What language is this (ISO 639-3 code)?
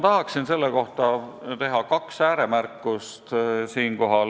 est